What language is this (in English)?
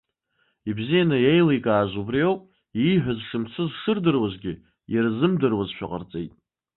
Abkhazian